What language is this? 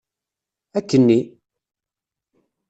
Kabyle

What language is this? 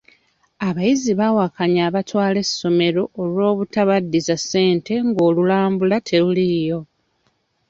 Ganda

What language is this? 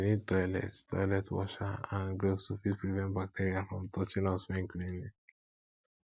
Nigerian Pidgin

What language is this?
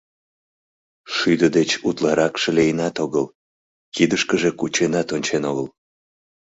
Mari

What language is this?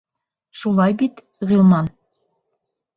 Bashkir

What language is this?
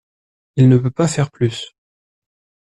French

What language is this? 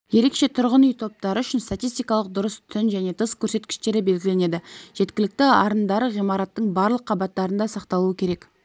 Kazakh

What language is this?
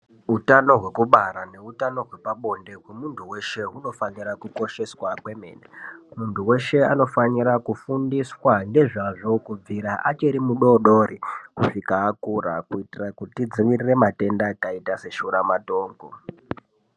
Ndau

